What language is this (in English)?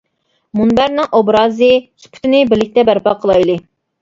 Uyghur